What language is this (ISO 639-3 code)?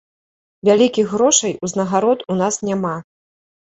bel